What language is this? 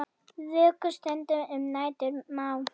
Icelandic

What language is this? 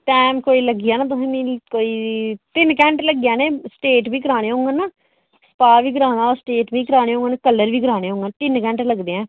Dogri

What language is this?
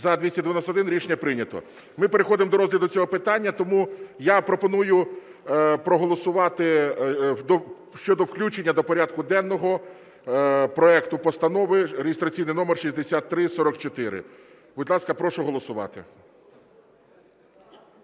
Ukrainian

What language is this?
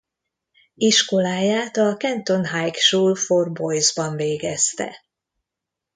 Hungarian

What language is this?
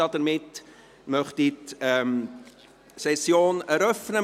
Swiss German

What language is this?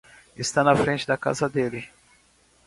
Portuguese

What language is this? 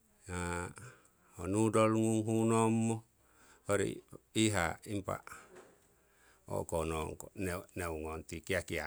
Siwai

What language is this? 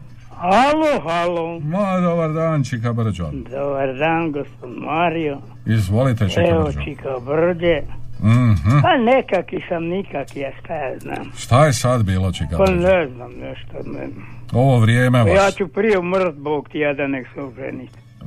Croatian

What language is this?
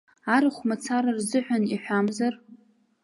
Abkhazian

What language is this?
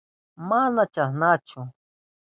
Southern Pastaza Quechua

